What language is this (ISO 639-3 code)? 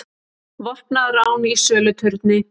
isl